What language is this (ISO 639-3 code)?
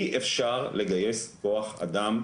heb